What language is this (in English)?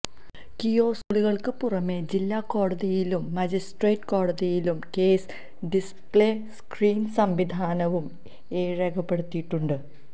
Malayalam